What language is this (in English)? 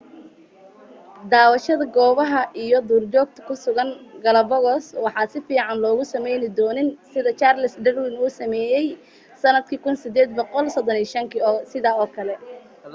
Somali